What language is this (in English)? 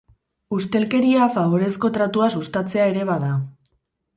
Basque